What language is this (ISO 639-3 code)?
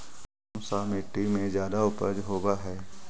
mag